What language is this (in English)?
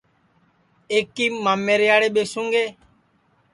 Sansi